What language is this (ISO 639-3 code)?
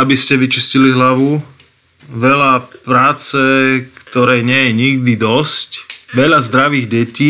slk